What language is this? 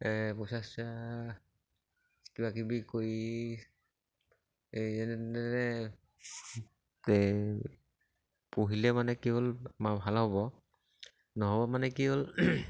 Assamese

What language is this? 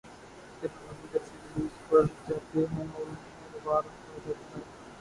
Urdu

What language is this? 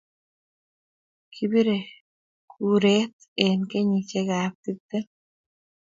Kalenjin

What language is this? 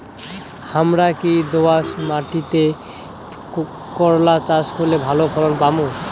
Bangla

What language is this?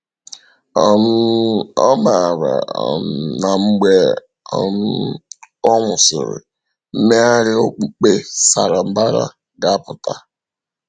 Igbo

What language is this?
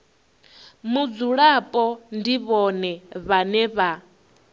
Venda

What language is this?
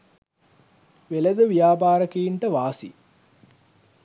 Sinhala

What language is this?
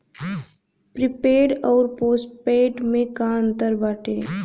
Bhojpuri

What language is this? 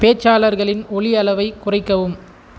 Tamil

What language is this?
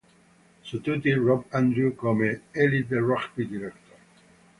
Italian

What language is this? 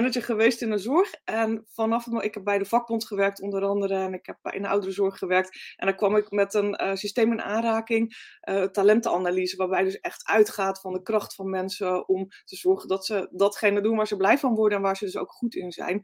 Dutch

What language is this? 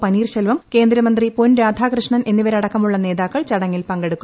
Malayalam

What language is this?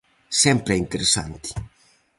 Galician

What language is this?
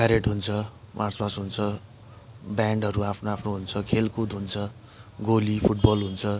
Nepali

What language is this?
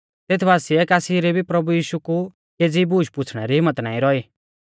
Mahasu Pahari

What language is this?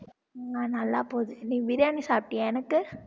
Tamil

